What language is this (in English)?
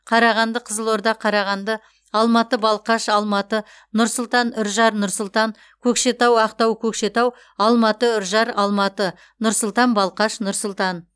Kazakh